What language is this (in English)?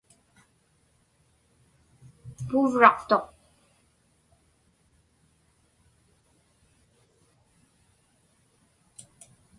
Inupiaq